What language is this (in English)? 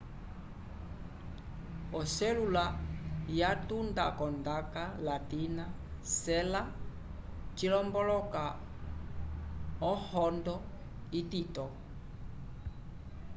Umbundu